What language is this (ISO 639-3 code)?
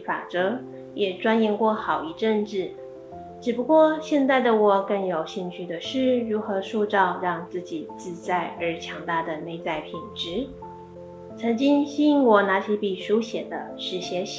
zho